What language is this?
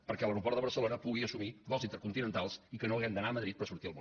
Catalan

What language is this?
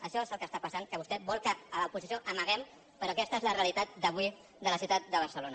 Catalan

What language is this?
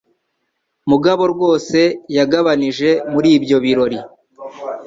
Kinyarwanda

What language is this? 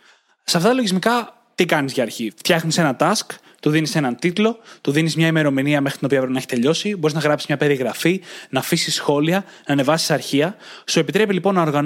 Greek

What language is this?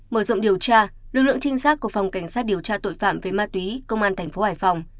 Vietnamese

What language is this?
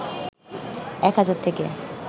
Bangla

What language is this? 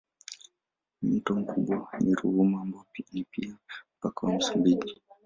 Swahili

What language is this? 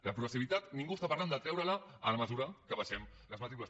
Catalan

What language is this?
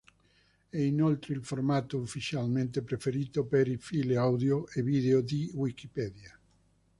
Italian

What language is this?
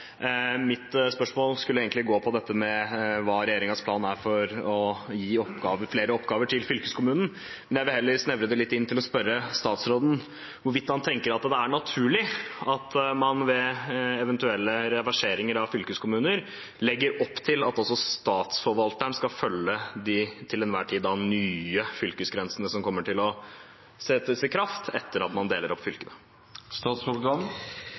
Norwegian Bokmål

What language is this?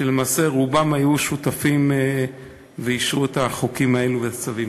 Hebrew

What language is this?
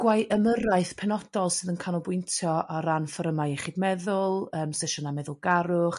Welsh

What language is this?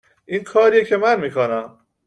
Persian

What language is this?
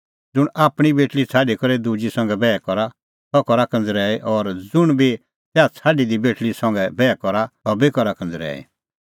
Kullu Pahari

